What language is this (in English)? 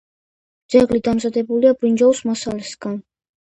Georgian